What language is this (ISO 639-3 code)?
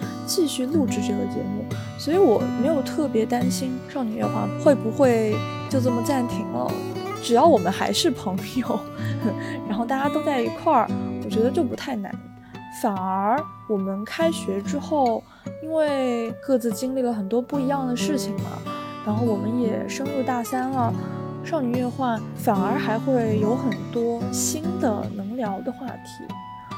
zho